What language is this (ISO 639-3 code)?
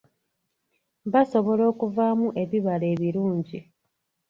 lug